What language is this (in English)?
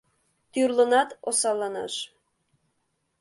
Mari